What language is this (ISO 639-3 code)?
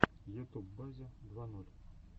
rus